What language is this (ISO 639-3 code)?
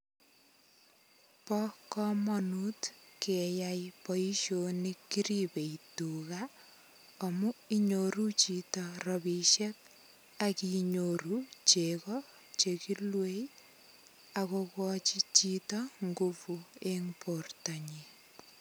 kln